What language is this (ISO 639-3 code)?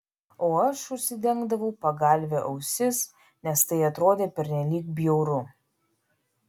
lit